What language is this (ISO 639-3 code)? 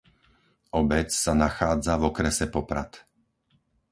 slk